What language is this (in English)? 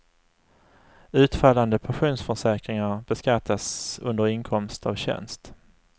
Swedish